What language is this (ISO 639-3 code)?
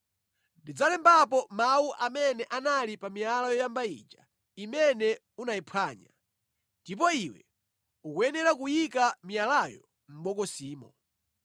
nya